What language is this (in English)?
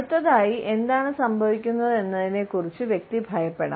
Malayalam